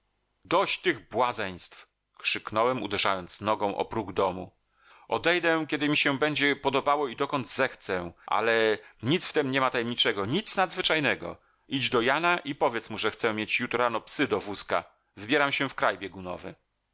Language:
Polish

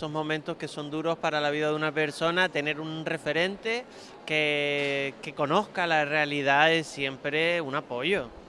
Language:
Spanish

